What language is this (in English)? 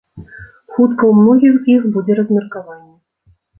Belarusian